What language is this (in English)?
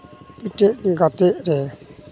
Santali